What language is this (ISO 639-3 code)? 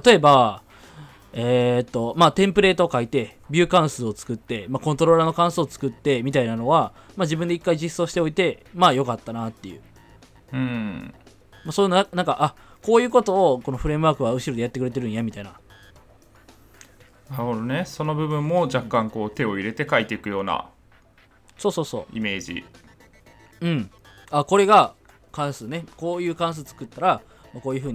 jpn